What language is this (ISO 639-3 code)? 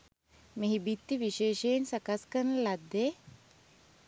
sin